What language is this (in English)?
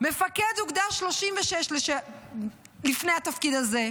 Hebrew